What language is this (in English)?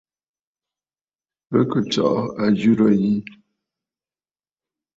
Bafut